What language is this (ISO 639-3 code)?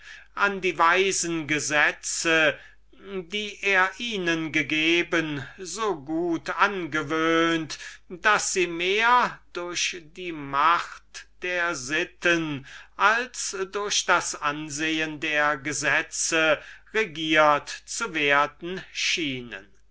deu